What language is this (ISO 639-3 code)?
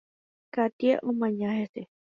grn